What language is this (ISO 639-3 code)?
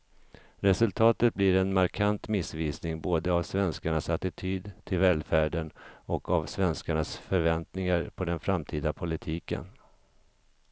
swe